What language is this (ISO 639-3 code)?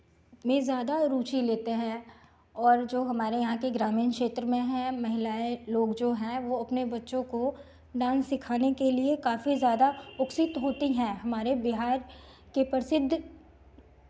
hin